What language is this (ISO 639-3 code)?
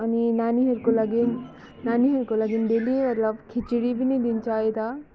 nep